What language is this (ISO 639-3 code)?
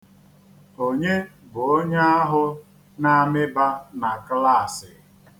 ibo